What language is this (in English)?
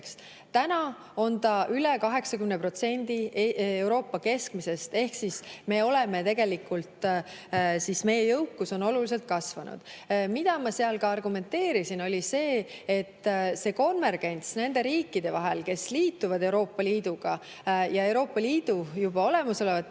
Estonian